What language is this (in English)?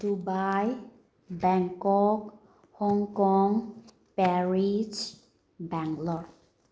Manipuri